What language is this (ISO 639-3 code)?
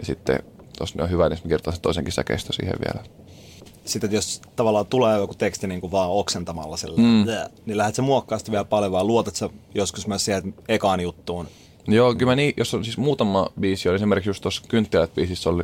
fin